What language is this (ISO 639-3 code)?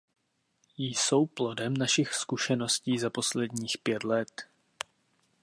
ces